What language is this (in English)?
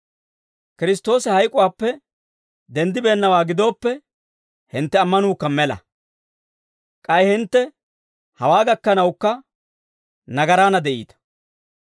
Dawro